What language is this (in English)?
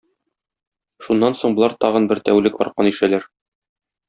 Tatar